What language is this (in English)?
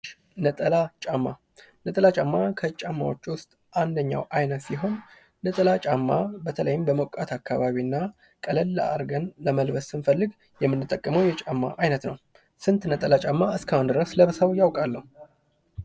Amharic